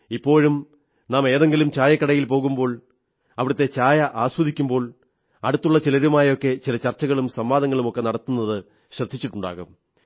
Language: Malayalam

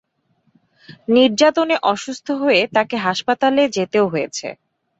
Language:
Bangla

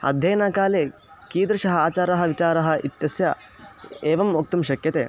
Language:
Sanskrit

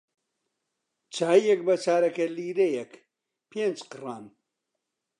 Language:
Central Kurdish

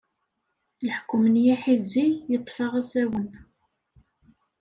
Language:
Kabyle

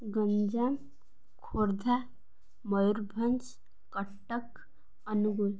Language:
Odia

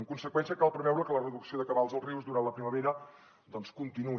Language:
Catalan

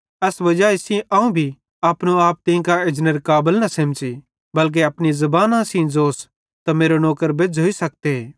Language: Bhadrawahi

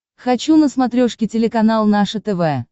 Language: Russian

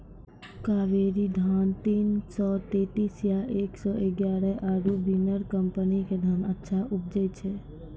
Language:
Maithili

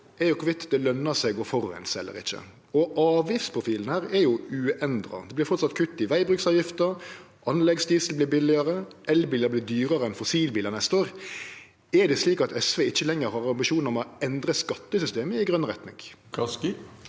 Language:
Norwegian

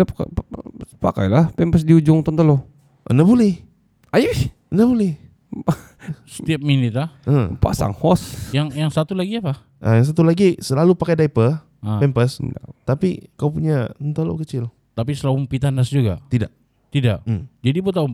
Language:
Malay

